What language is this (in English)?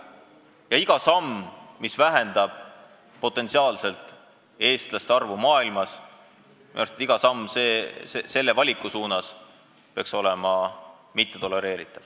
Estonian